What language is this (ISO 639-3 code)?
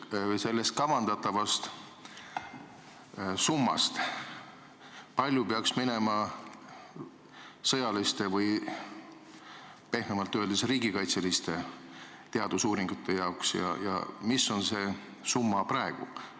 est